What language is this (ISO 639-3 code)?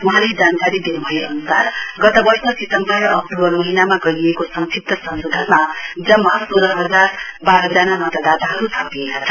nep